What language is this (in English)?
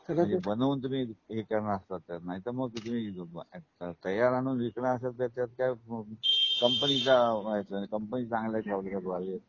Marathi